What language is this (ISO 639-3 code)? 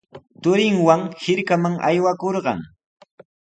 qws